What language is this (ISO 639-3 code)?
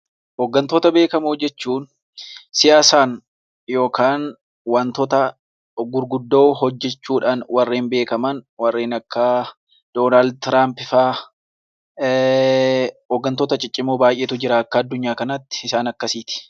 orm